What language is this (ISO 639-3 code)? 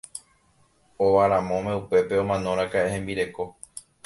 grn